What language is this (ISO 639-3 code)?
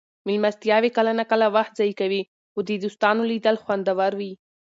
pus